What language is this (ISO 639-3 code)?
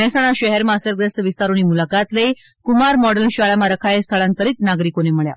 guj